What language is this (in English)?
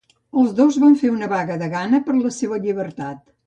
Catalan